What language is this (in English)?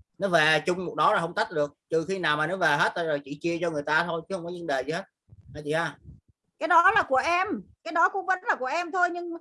Vietnamese